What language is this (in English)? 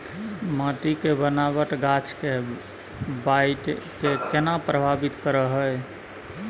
Maithili